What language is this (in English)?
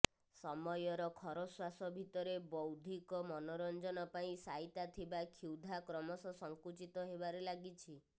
Odia